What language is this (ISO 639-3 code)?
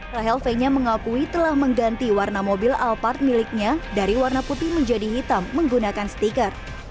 ind